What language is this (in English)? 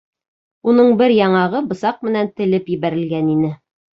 Bashkir